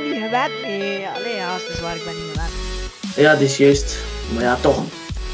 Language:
Dutch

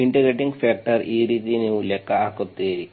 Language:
Kannada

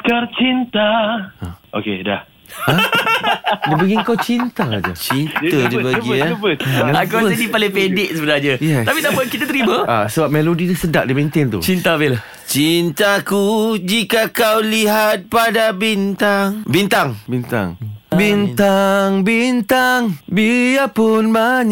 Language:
Malay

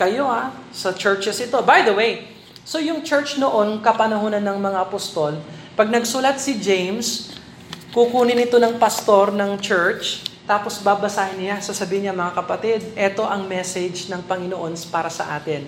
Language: Filipino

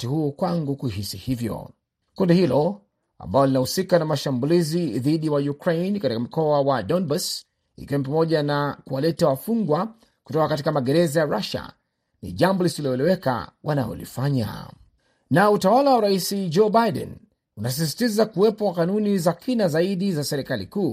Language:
Swahili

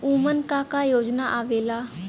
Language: Bhojpuri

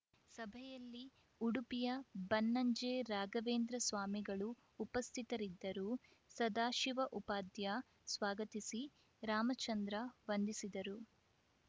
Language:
Kannada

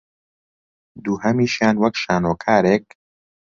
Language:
Central Kurdish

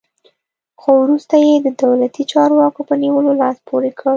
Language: Pashto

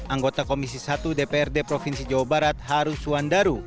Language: Indonesian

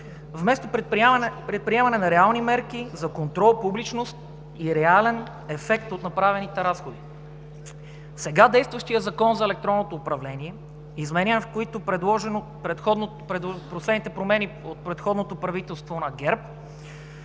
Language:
Bulgarian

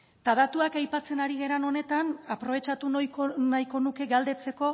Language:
Basque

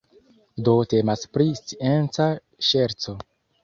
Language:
Esperanto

